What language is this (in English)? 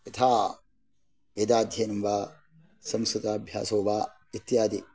Sanskrit